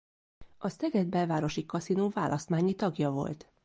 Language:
Hungarian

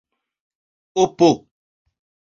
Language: Esperanto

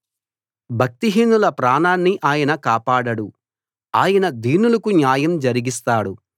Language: Telugu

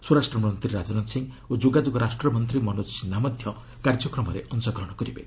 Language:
Odia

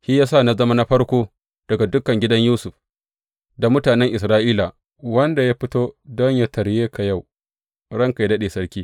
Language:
Hausa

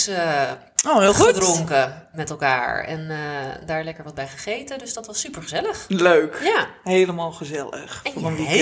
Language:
Dutch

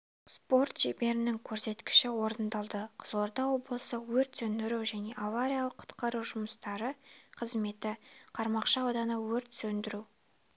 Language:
Kazakh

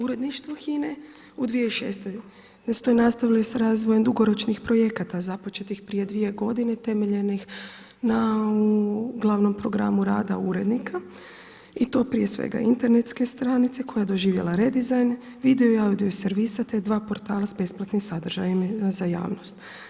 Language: Croatian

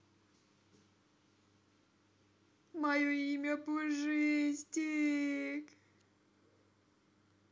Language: Russian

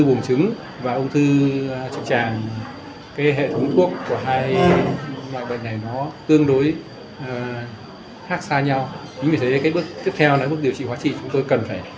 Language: Vietnamese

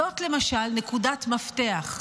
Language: Hebrew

